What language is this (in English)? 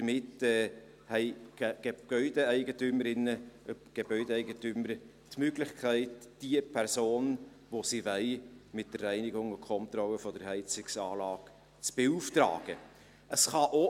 Swiss German